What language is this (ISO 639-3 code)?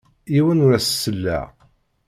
kab